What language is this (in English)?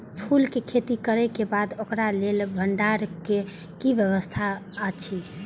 Maithili